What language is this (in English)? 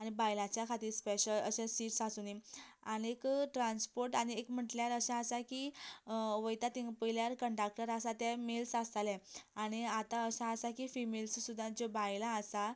Konkani